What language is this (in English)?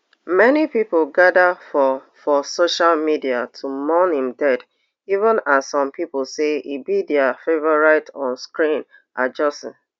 Nigerian Pidgin